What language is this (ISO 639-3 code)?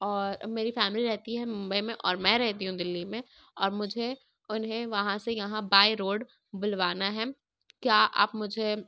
urd